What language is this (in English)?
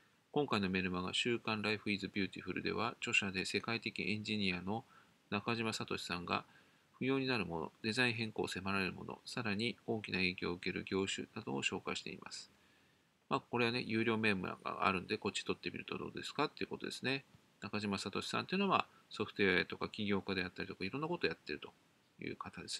Japanese